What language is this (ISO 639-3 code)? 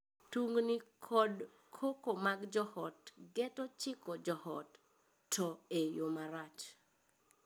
luo